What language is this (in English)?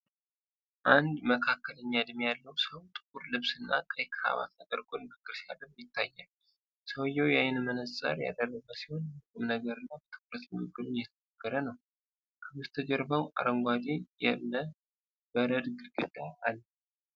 Amharic